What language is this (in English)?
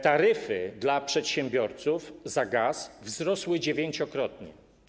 Polish